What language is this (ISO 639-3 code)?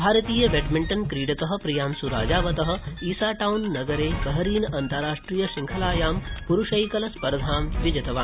san